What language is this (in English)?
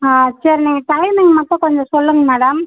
Tamil